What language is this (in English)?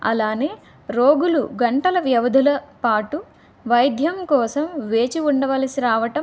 Telugu